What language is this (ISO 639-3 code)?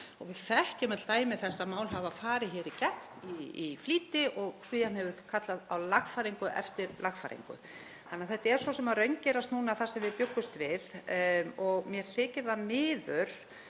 isl